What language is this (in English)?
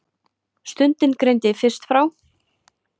Icelandic